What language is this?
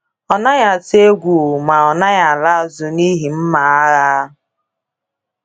Igbo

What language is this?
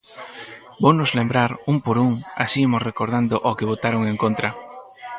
Galician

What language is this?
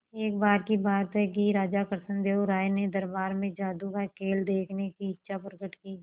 Hindi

